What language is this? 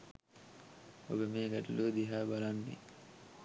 Sinhala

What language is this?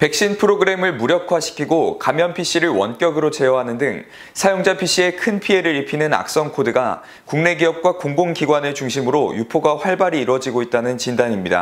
Korean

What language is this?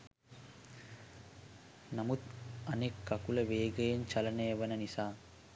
Sinhala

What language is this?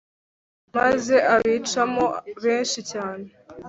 Kinyarwanda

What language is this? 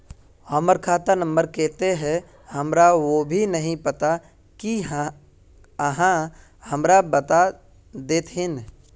Magahi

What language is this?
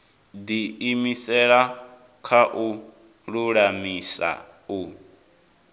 Venda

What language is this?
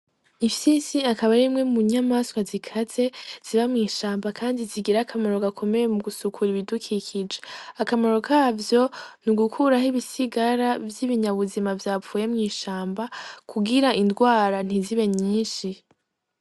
Rundi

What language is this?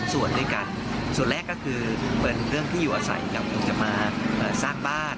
Thai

